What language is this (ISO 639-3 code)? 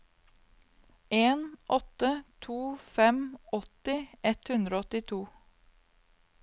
nor